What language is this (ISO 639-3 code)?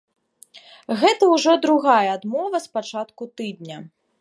bel